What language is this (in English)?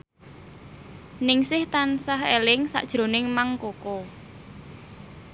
Javanese